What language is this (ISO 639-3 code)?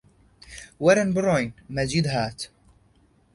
ckb